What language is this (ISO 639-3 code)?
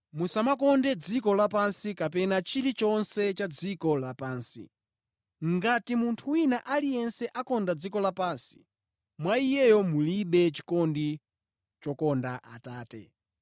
nya